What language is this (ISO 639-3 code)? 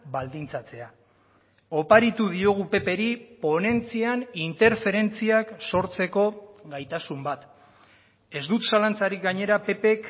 eus